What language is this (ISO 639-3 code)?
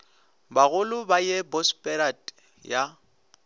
nso